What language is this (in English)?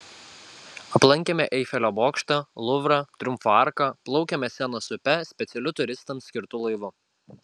Lithuanian